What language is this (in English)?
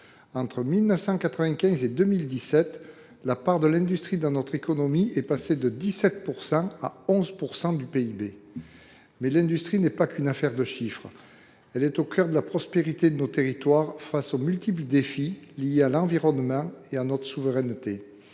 French